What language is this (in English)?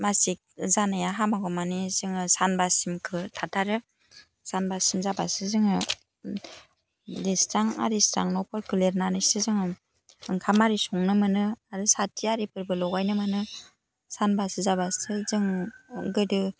Bodo